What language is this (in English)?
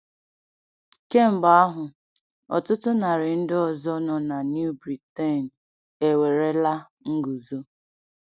Igbo